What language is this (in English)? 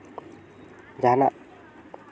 Santali